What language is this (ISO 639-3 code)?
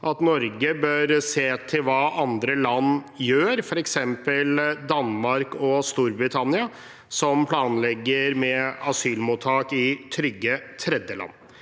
nor